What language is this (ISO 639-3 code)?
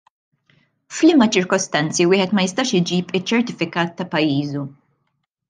mlt